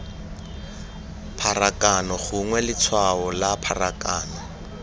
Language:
Tswana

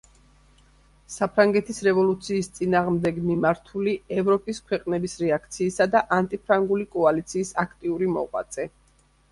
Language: Georgian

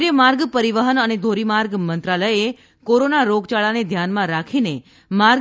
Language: Gujarati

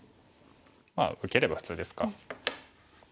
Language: Japanese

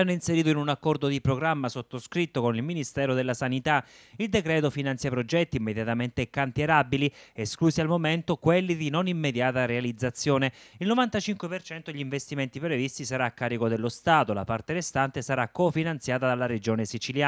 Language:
Italian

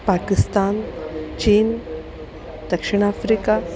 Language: Sanskrit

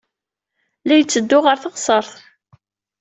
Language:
Kabyle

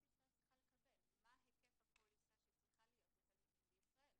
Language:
Hebrew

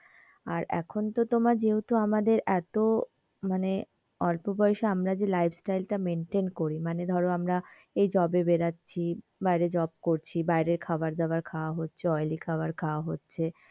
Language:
Bangla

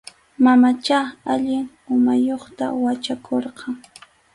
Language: Arequipa-La Unión Quechua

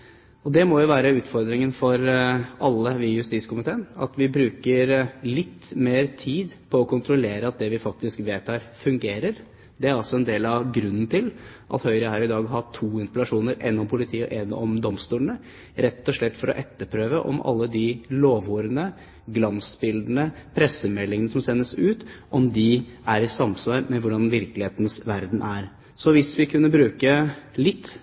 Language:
Norwegian Bokmål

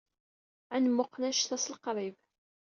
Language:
Kabyle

